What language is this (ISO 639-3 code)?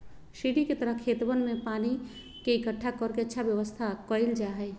mag